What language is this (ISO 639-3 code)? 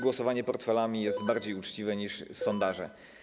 pol